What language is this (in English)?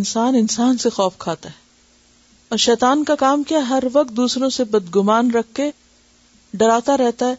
Urdu